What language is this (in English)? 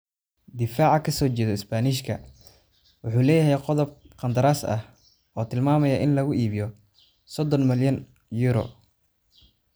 Somali